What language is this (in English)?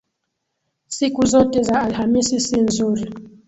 Swahili